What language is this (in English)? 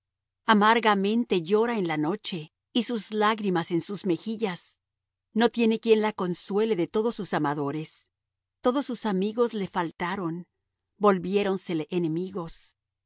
Spanish